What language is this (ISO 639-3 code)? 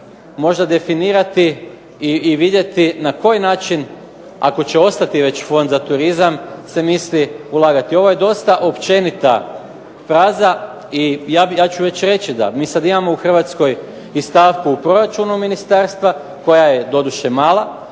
hrv